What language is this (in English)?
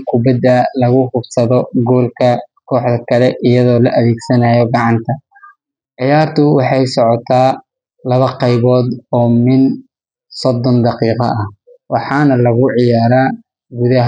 Somali